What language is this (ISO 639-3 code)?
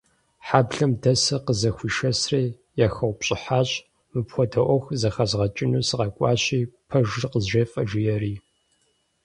kbd